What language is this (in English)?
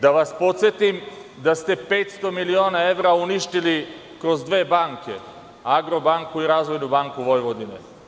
Serbian